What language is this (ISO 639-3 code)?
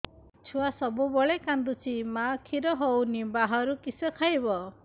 ori